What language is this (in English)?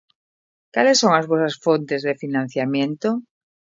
Galician